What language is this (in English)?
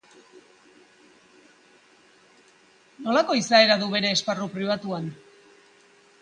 Basque